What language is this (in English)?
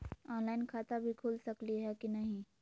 Magahi